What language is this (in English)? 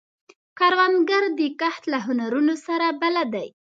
Pashto